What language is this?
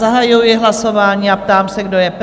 Czech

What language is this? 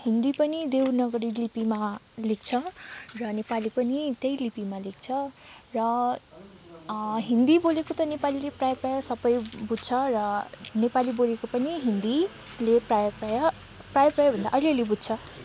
Nepali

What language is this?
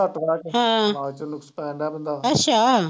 Punjabi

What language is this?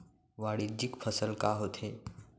Chhattisgarhi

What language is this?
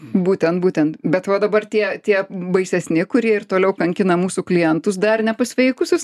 Lithuanian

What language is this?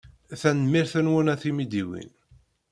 Kabyle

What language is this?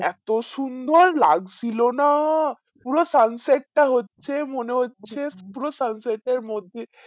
Bangla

